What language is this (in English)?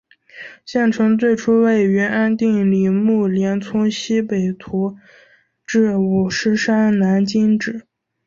Chinese